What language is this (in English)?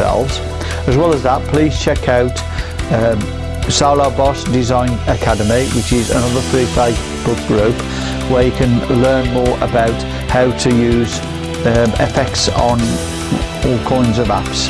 English